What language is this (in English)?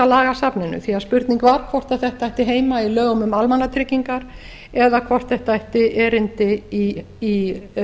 Icelandic